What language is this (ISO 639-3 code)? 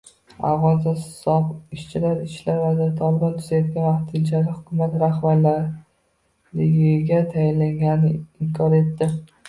uzb